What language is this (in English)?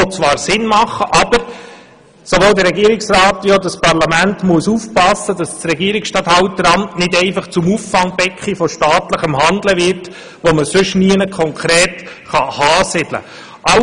Swiss German